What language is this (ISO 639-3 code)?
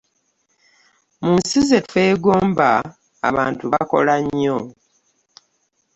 lug